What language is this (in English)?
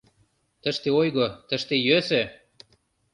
Mari